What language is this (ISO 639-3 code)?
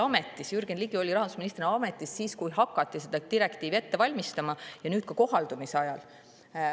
est